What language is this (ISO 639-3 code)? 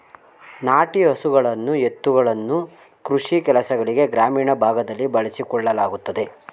kan